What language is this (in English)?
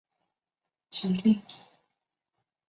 Chinese